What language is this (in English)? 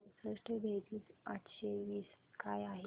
Marathi